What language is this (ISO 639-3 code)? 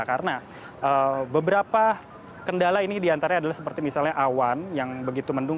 ind